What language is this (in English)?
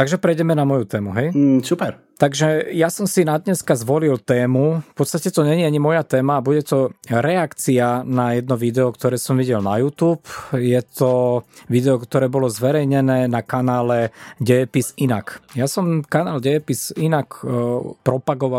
Slovak